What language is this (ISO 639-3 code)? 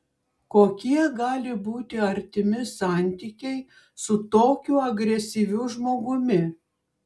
lit